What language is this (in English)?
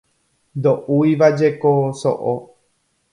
Guarani